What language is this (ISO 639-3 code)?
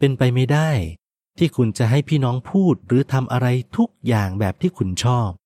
tha